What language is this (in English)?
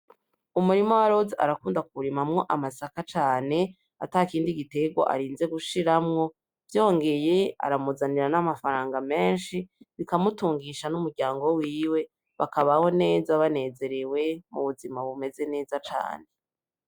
Rundi